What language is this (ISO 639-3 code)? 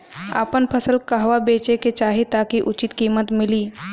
bho